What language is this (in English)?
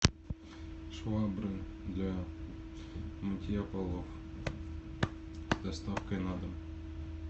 Russian